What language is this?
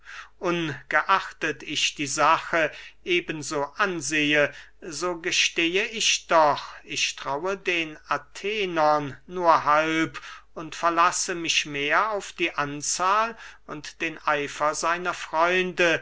German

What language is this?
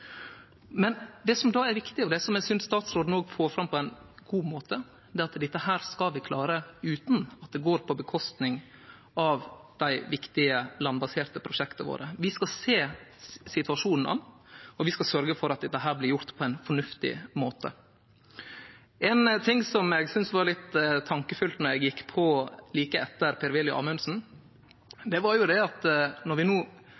Norwegian Nynorsk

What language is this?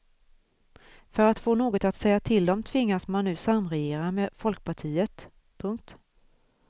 Swedish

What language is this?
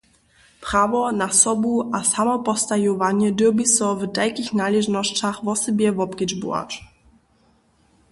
Upper Sorbian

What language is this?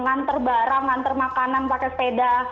Indonesian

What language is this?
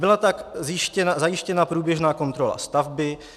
Czech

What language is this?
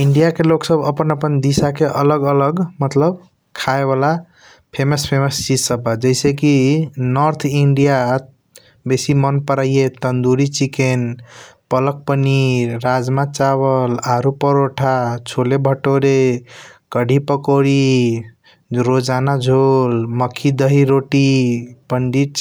Kochila Tharu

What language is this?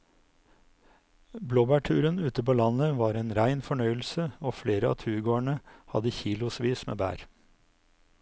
Norwegian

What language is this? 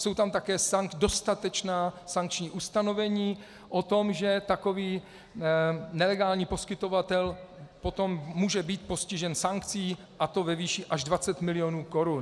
Czech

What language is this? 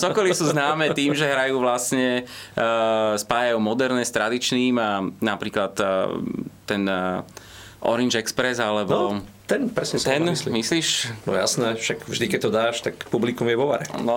Slovak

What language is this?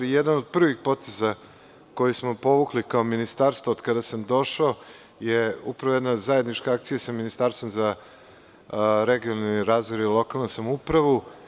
Serbian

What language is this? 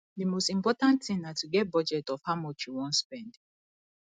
Nigerian Pidgin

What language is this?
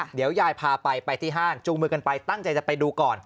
Thai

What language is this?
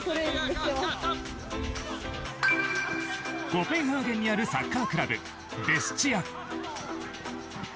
Japanese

